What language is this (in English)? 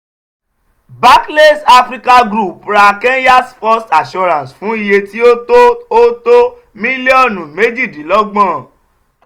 Yoruba